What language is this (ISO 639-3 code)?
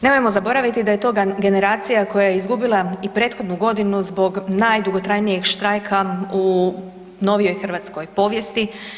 hrv